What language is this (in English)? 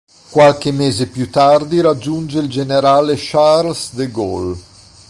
Italian